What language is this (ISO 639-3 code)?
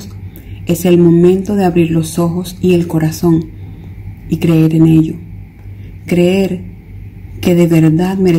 spa